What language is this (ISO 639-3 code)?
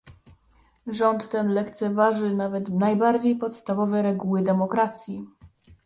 pol